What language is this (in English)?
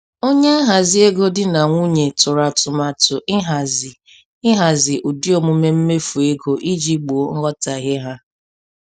Igbo